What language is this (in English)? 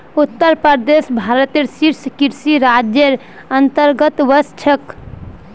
Magahi